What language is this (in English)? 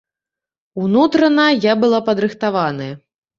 Belarusian